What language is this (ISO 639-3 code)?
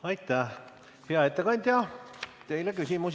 est